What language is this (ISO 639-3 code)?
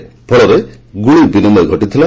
ori